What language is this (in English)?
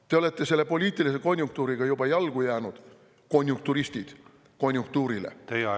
Estonian